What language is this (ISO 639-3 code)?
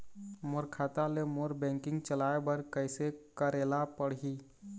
hne